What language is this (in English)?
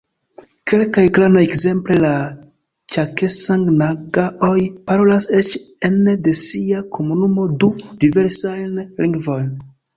Esperanto